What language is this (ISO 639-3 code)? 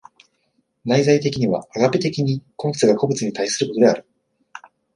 jpn